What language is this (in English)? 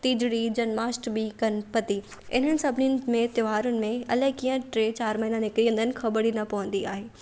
Sindhi